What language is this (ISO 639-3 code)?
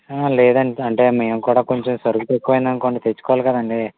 tel